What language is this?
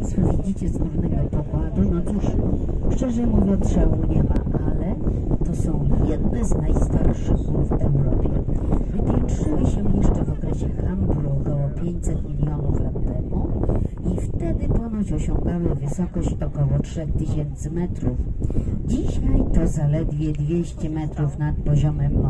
Polish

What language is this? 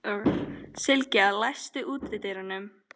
Icelandic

